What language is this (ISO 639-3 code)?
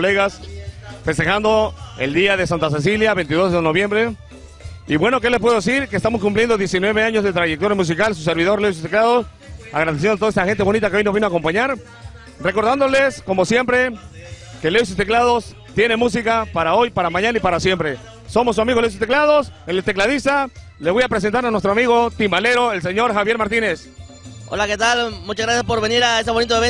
spa